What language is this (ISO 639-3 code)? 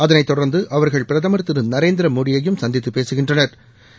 tam